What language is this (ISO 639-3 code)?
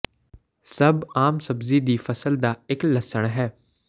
pan